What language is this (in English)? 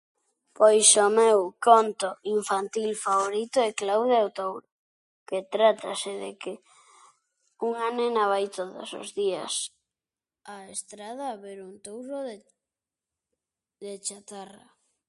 Galician